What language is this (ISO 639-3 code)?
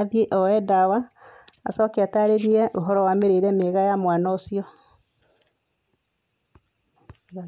kik